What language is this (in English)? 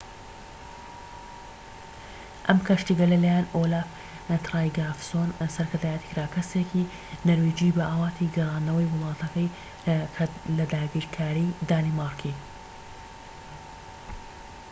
Central Kurdish